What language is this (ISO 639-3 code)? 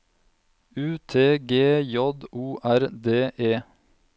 nor